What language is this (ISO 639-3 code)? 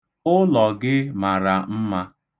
ibo